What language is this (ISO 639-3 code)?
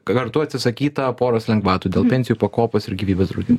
lit